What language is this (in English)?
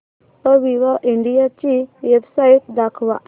Marathi